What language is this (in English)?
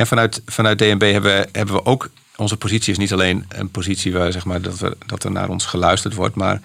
Dutch